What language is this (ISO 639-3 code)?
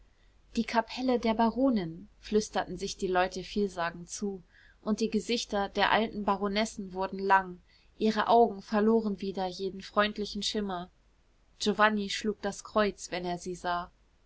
deu